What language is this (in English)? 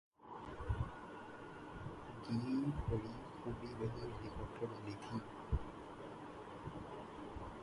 Urdu